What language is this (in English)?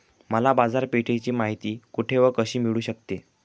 Marathi